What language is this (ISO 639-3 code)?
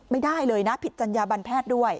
tha